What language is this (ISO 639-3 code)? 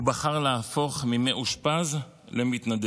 heb